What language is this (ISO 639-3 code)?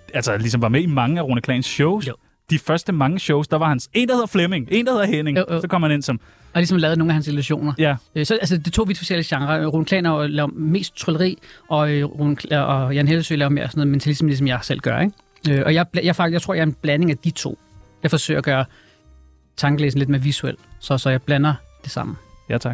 dan